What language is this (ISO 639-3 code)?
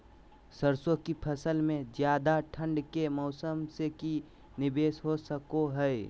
mag